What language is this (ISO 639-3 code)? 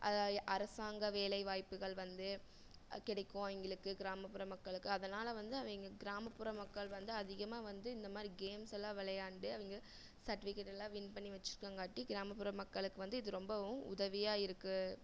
tam